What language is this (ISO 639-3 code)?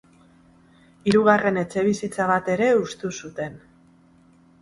eus